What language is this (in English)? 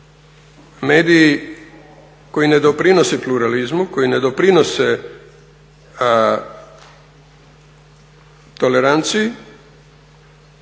Croatian